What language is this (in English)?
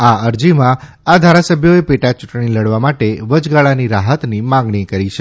Gujarati